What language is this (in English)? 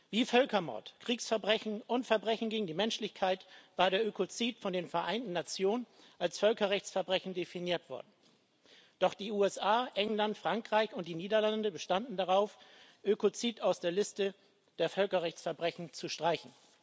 German